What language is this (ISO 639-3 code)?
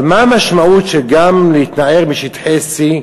heb